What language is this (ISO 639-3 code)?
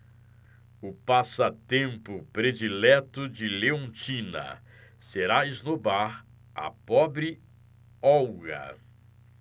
por